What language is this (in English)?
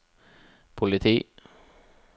Norwegian